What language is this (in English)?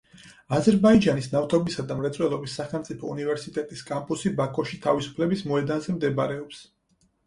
Georgian